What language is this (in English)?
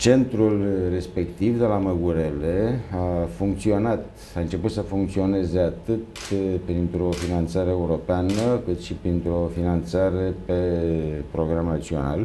Romanian